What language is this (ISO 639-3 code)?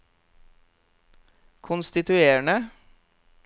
nor